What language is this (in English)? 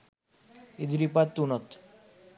Sinhala